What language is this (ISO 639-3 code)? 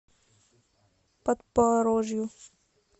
rus